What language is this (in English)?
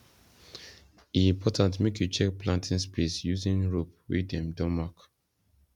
Nigerian Pidgin